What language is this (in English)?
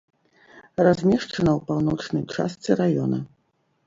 Belarusian